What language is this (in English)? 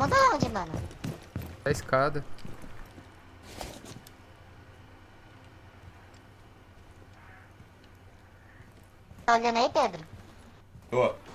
Portuguese